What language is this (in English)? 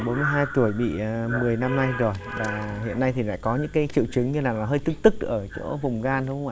Vietnamese